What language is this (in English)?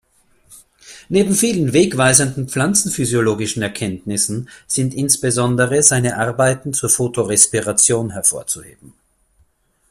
German